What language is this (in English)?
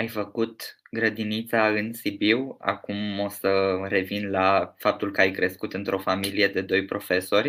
Romanian